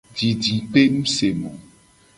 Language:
Gen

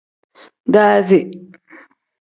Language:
Tem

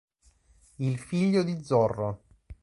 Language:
Italian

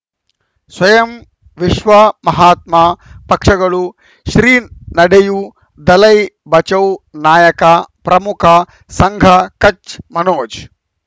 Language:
Kannada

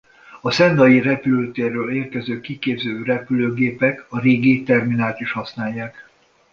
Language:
Hungarian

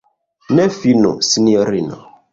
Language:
Esperanto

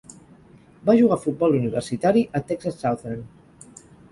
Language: Catalan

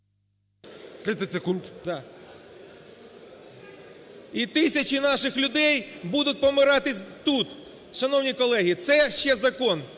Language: Ukrainian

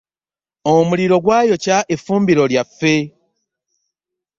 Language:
Ganda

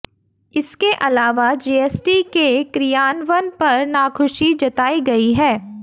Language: Hindi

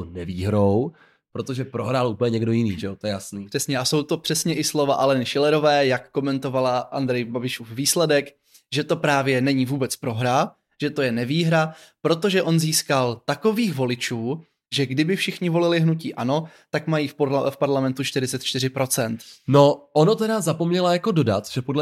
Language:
Czech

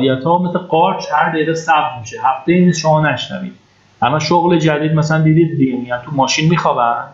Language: Persian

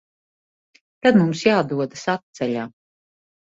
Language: Latvian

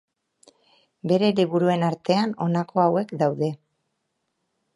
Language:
Basque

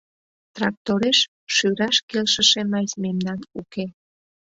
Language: Mari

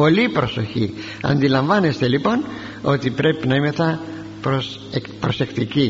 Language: Greek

